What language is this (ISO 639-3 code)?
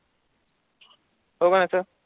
mar